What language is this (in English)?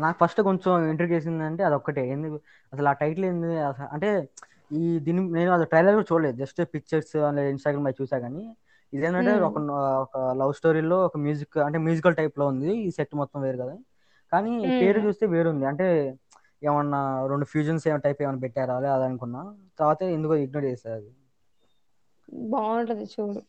Telugu